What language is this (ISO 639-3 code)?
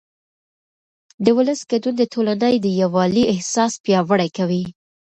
pus